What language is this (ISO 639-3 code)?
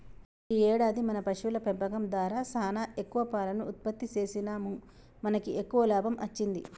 tel